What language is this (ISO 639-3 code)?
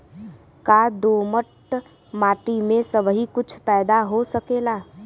bho